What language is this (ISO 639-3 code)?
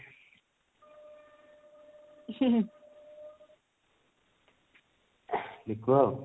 ori